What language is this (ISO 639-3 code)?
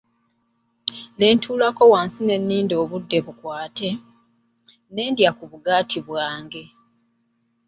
lug